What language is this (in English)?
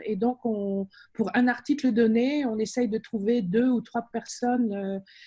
French